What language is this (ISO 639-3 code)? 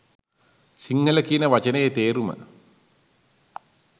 sin